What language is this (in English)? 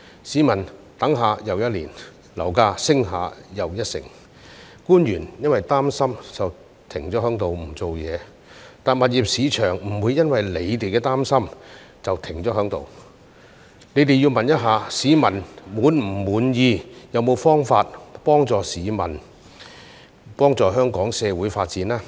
Cantonese